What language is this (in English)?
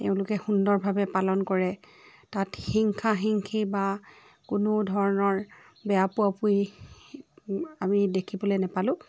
Assamese